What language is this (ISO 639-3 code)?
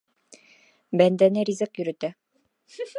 bak